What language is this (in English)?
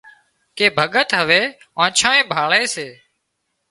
Wadiyara Koli